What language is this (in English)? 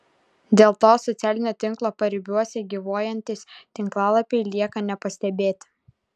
Lithuanian